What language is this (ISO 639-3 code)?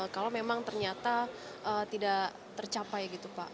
ind